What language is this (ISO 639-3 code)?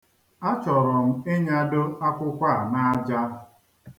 ibo